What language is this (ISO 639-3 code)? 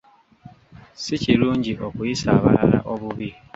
lug